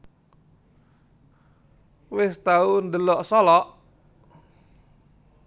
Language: Javanese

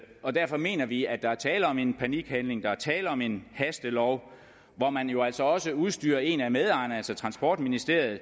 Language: Danish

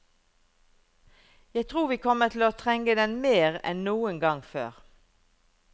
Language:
Norwegian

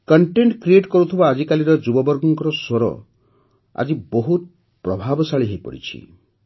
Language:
Odia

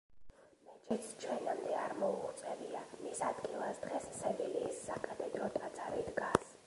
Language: Georgian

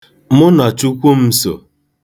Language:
Igbo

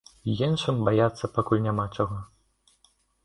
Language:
Belarusian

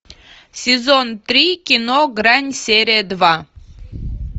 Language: Russian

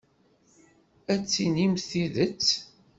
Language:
Kabyle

